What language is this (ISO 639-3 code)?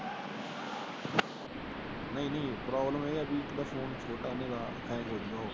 pan